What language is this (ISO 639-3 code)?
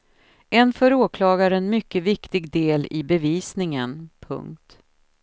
swe